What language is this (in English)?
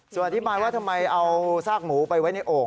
Thai